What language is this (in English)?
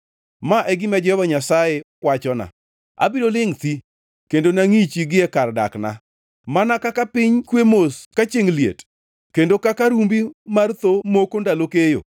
Luo (Kenya and Tanzania)